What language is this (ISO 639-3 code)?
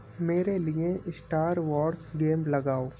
urd